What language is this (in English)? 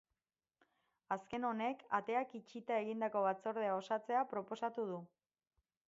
Basque